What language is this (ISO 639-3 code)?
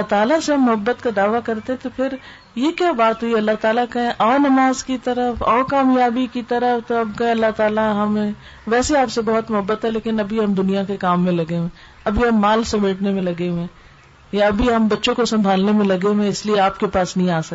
urd